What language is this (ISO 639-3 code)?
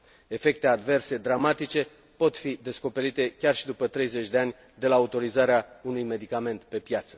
ron